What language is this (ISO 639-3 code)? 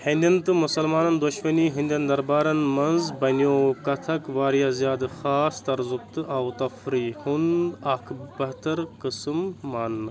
kas